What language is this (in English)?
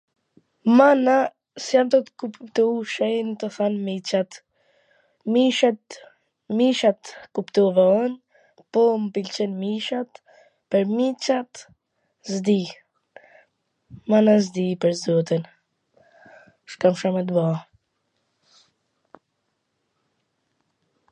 Gheg Albanian